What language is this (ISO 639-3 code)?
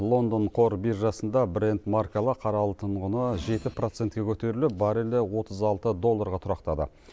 kaz